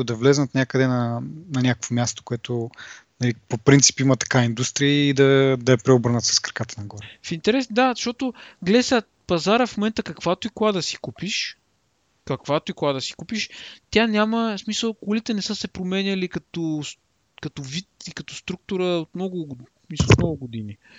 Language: Bulgarian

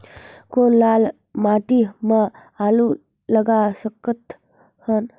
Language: Chhattisgarhi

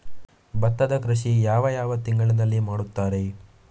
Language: Kannada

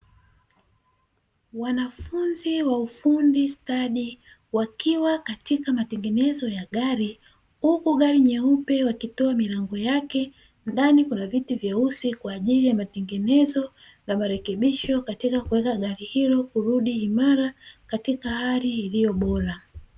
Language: Swahili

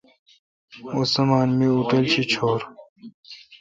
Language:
Kalkoti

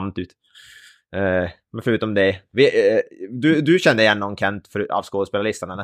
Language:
Swedish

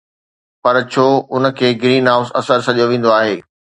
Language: Sindhi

